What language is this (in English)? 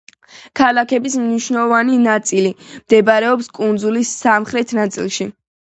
Georgian